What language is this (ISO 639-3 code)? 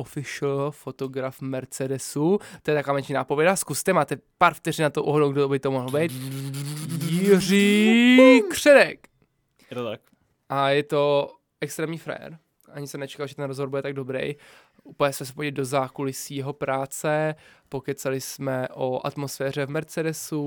ces